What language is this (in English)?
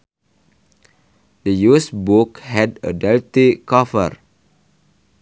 Sundanese